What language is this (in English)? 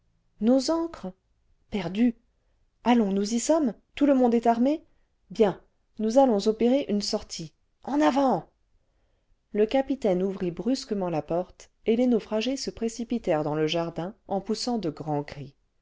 French